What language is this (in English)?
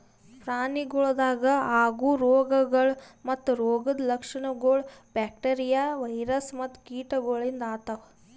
Kannada